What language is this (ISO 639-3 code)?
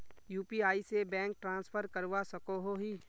mag